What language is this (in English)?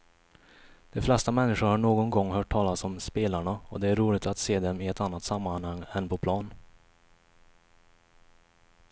Swedish